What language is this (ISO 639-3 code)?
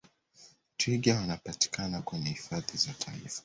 swa